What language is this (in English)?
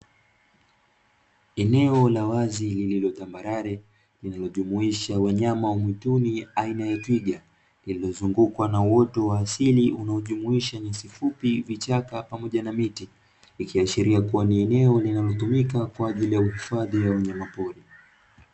Swahili